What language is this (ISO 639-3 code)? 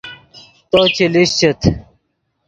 ydg